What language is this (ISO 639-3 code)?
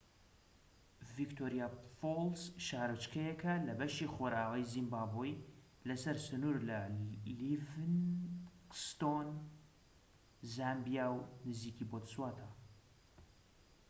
ckb